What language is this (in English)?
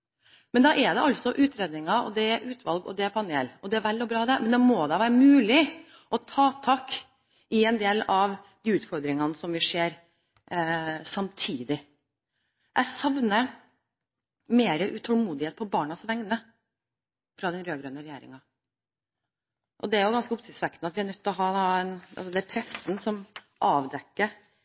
Norwegian Bokmål